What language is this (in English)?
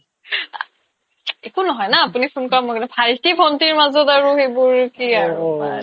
Assamese